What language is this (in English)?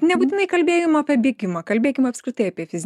Lithuanian